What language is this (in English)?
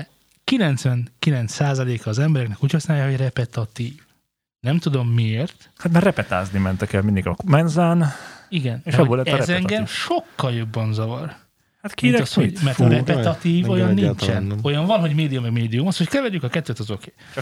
Hungarian